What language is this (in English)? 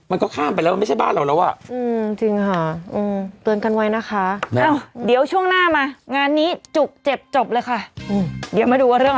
Thai